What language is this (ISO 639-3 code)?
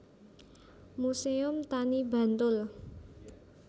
jav